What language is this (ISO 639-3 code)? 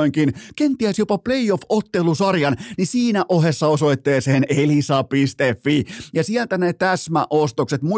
fin